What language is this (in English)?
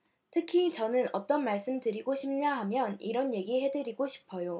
Korean